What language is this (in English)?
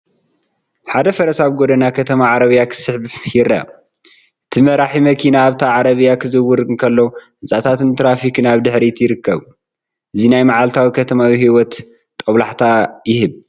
Tigrinya